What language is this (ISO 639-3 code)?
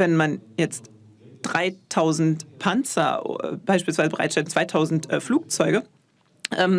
deu